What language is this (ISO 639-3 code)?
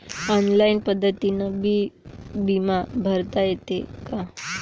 mar